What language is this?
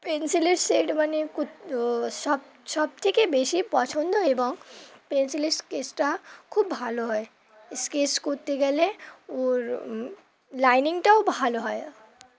Bangla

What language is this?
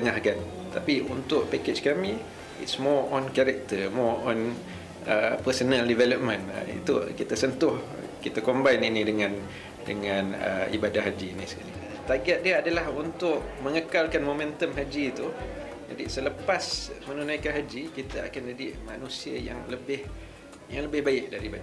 Malay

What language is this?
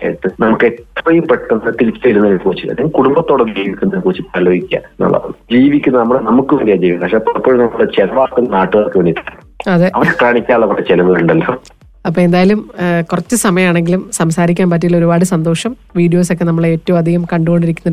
Malayalam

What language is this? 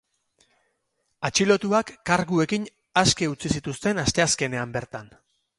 Basque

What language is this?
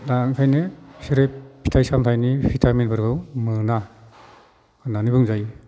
Bodo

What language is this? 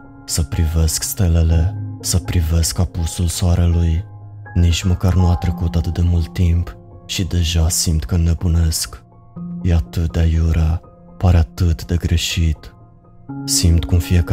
Romanian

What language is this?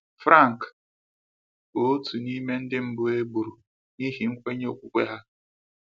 Igbo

